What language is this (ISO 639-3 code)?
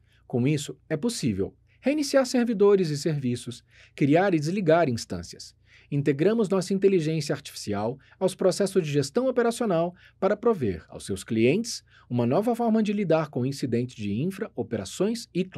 por